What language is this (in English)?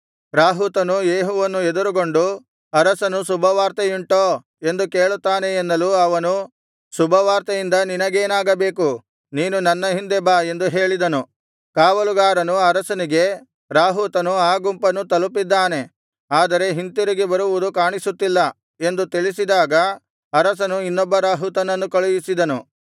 Kannada